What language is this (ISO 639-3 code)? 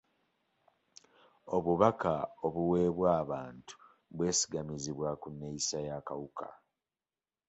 lug